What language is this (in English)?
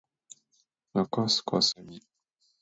Japanese